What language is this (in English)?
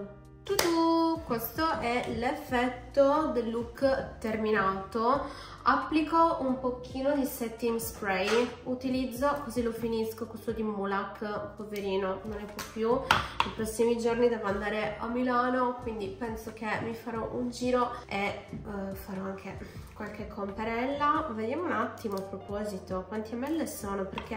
Italian